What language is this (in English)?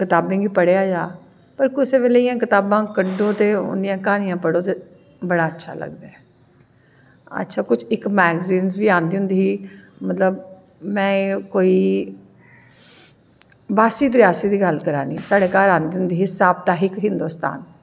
Dogri